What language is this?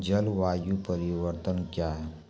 Maithili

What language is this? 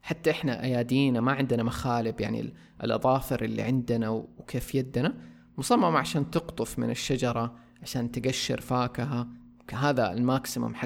Arabic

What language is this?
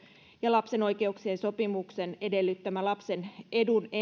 Finnish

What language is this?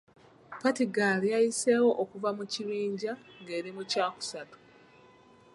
Ganda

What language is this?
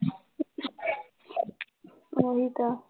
Punjabi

